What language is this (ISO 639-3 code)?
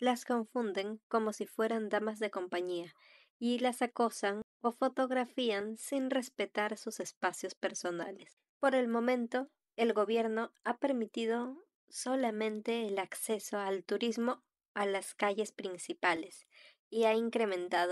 spa